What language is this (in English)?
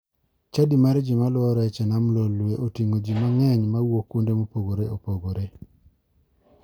Luo (Kenya and Tanzania)